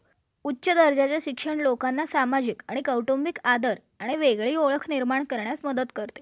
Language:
Marathi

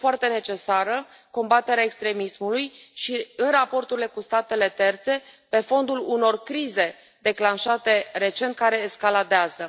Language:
Romanian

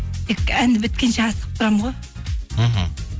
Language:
Kazakh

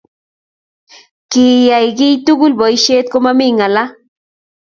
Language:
Kalenjin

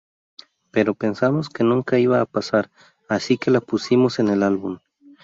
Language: Spanish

